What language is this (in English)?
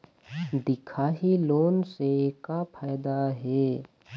Chhattisgarhi